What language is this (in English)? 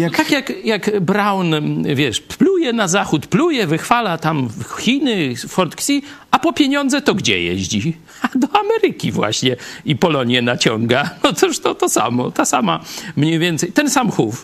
Polish